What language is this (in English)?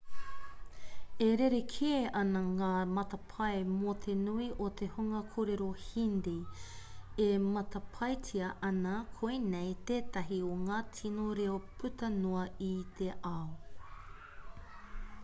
Māori